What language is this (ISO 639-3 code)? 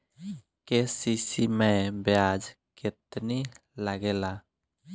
bho